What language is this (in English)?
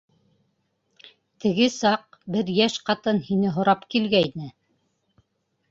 Bashkir